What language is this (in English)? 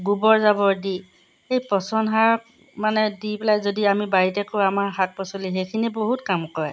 Assamese